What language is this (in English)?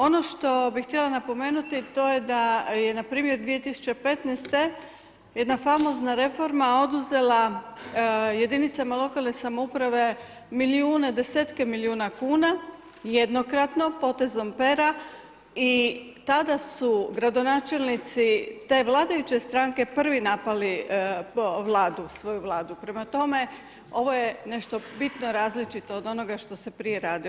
Croatian